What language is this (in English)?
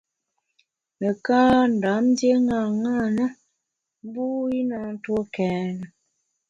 Bamun